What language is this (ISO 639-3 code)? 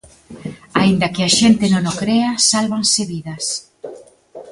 glg